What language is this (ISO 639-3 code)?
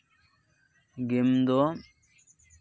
sat